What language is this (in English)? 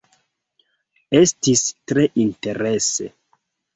Esperanto